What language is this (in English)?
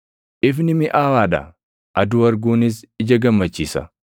Oromo